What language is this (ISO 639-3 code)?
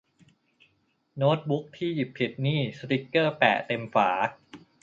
tha